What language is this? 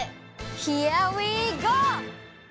Japanese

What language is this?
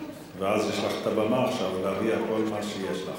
Hebrew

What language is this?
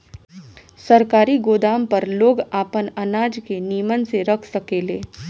Bhojpuri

